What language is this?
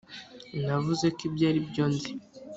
Kinyarwanda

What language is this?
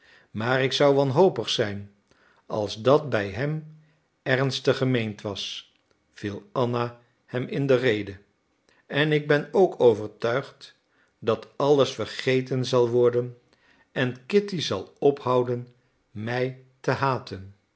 Dutch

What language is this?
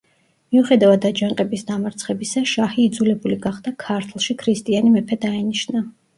Georgian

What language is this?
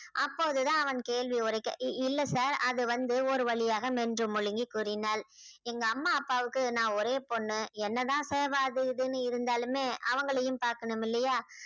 Tamil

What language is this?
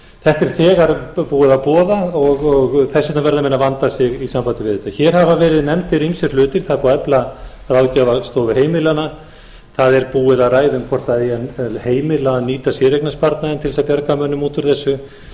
Icelandic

